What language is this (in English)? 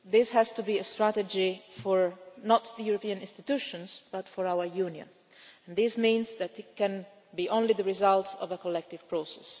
English